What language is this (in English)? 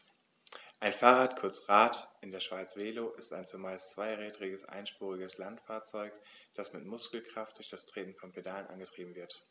German